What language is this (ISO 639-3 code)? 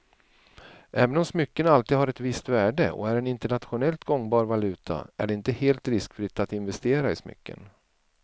swe